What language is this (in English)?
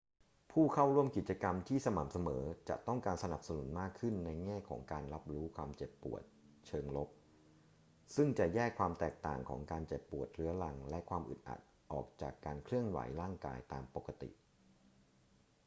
Thai